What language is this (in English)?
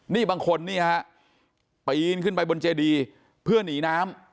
Thai